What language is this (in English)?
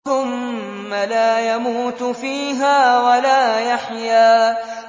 Arabic